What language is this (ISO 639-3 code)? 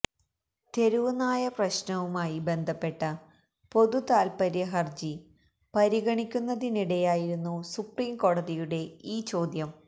mal